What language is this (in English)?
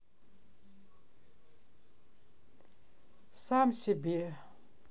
Russian